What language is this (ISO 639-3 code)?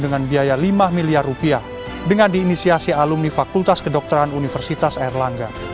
ind